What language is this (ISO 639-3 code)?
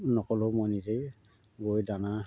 asm